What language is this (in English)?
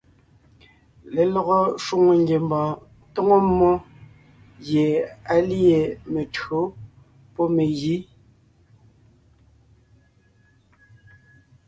Ngiemboon